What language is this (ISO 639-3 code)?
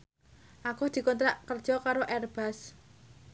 jav